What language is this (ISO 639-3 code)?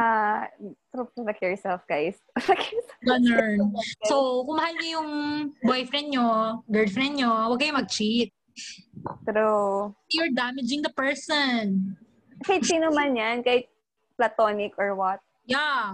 fil